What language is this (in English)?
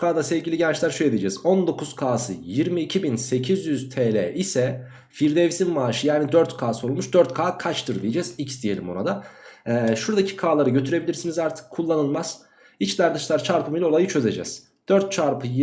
Turkish